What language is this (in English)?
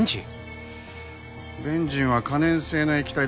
Japanese